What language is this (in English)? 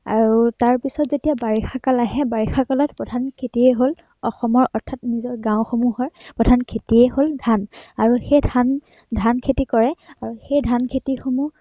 Assamese